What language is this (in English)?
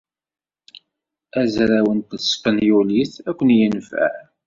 Kabyle